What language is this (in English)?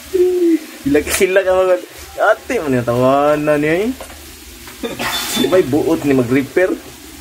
Filipino